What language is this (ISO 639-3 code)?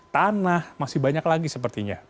ind